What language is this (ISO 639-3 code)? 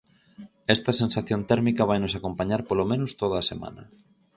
glg